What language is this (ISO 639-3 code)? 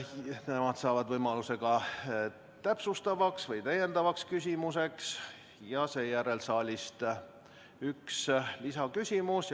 est